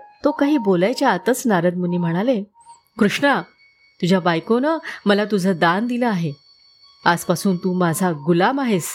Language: Marathi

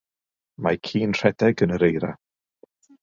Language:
Welsh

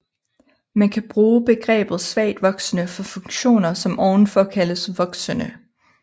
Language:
Danish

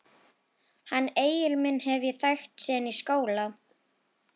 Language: Icelandic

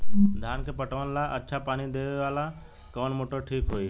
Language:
Bhojpuri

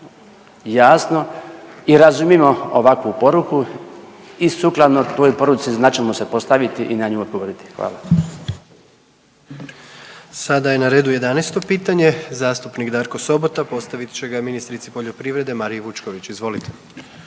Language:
Croatian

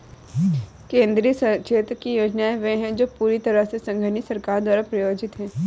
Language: Hindi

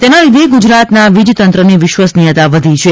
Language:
Gujarati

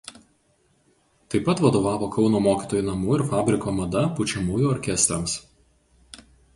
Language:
Lithuanian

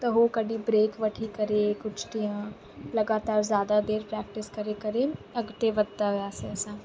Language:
Sindhi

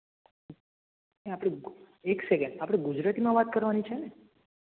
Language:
Gujarati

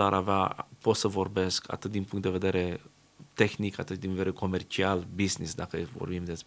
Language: Romanian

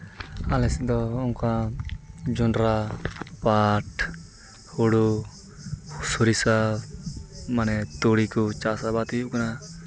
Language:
Santali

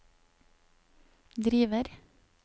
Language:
Norwegian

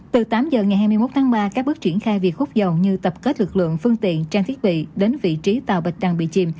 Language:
Vietnamese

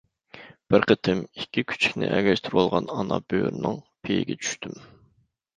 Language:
Uyghur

